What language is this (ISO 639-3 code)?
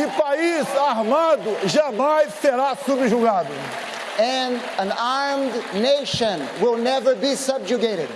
por